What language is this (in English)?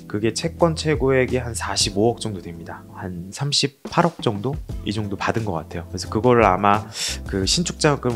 Korean